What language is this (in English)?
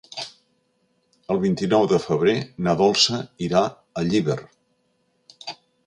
Catalan